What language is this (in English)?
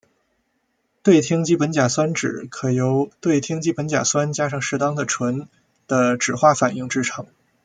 Chinese